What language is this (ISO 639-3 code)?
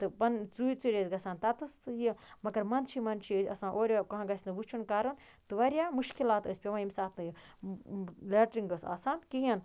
kas